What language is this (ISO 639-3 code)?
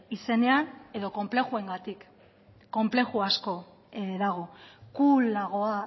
eus